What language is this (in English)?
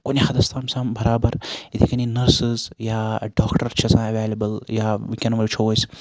Kashmiri